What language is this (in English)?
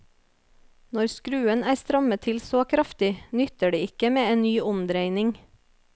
Norwegian